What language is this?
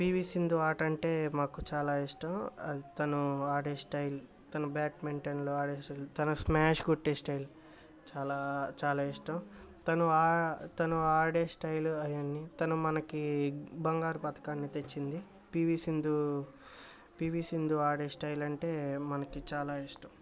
Telugu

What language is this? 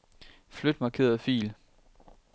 Danish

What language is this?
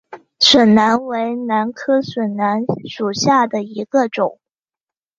Chinese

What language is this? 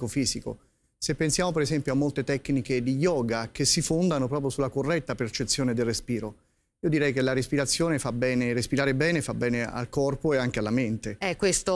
Italian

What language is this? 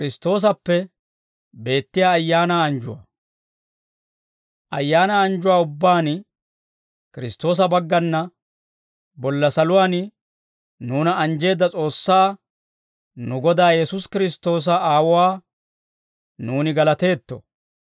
Dawro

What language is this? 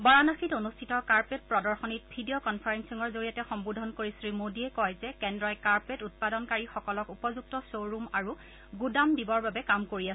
Assamese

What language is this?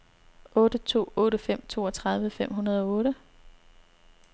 Danish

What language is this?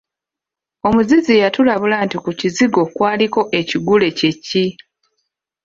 Ganda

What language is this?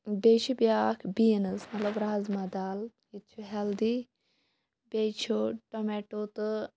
Kashmiri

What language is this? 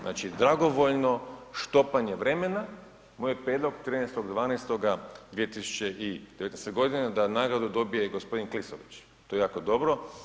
Croatian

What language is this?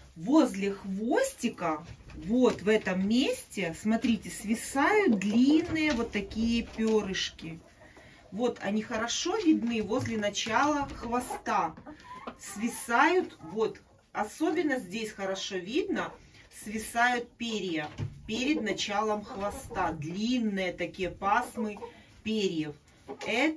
Russian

